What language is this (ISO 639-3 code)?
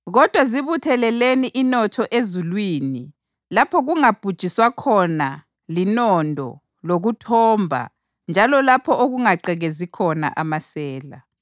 nde